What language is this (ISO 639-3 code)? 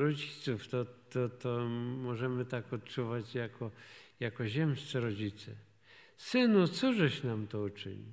pol